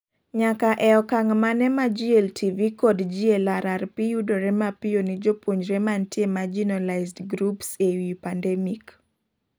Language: Luo (Kenya and Tanzania)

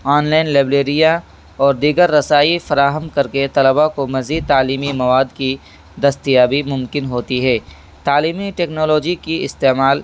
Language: Urdu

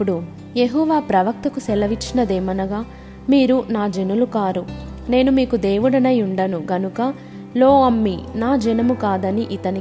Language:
Telugu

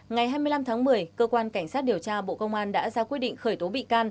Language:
Vietnamese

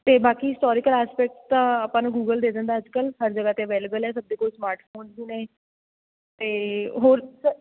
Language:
Punjabi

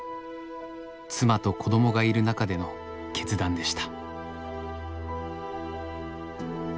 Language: Japanese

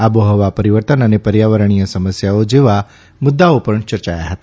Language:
Gujarati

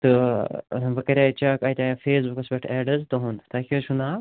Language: Kashmiri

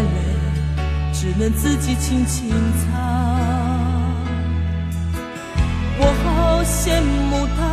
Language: Chinese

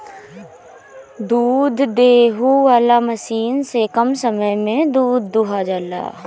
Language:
Bhojpuri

